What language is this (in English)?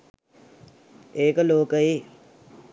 Sinhala